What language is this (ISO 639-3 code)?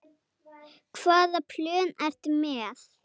isl